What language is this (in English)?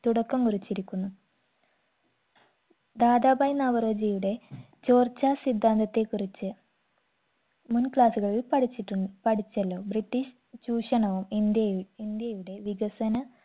Malayalam